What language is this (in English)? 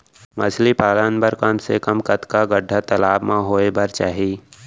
Chhattisgarhi